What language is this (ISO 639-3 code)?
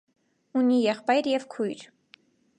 hye